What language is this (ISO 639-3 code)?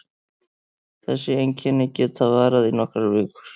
isl